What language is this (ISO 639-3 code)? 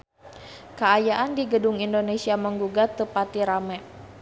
sun